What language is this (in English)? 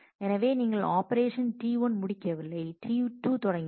Tamil